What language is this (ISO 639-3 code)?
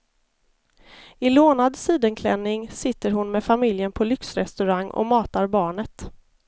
swe